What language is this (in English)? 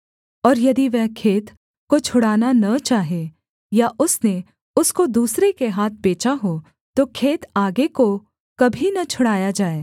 Hindi